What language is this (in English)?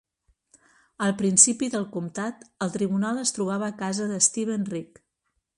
Catalan